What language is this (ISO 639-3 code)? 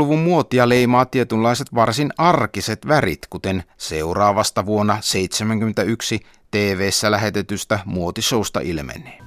fin